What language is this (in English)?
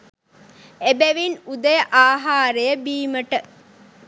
Sinhala